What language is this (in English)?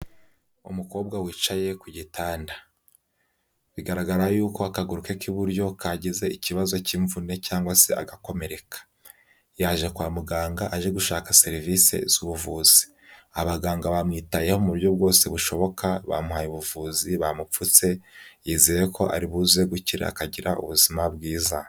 Kinyarwanda